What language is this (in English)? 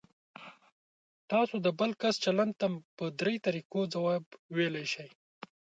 Pashto